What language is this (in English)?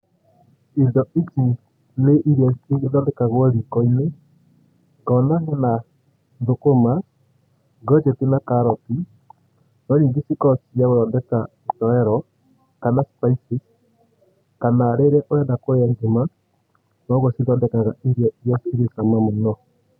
Kikuyu